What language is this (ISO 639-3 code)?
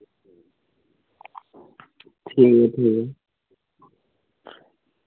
doi